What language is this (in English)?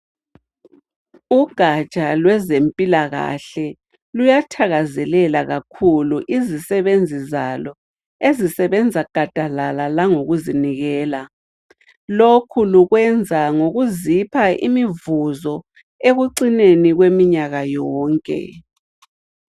North Ndebele